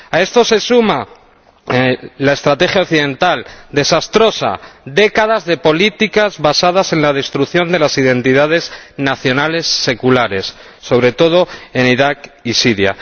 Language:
Spanish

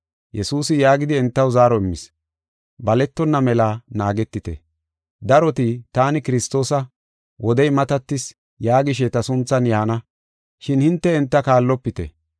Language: Gofa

